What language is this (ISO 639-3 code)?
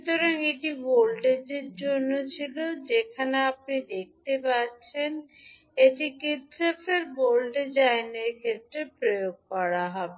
ben